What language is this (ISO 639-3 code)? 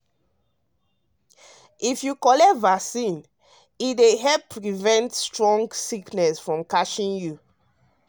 pcm